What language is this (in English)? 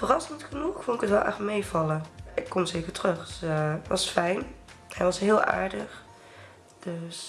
Dutch